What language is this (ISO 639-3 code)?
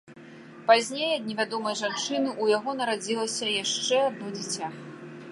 bel